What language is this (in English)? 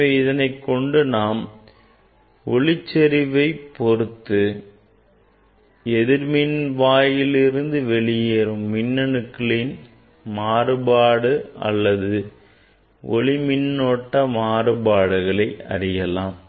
Tamil